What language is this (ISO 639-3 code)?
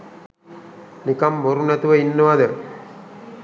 sin